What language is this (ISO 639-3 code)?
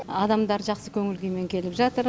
kaz